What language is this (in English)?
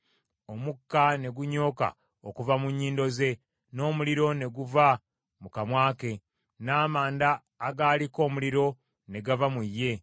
Ganda